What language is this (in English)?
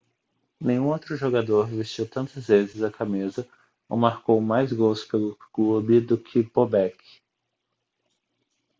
Portuguese